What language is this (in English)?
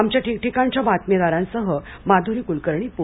Marathi